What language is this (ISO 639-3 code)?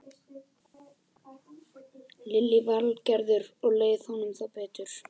isl